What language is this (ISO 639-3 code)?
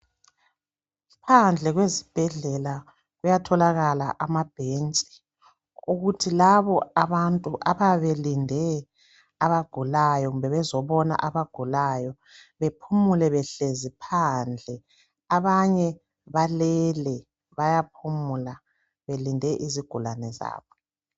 nde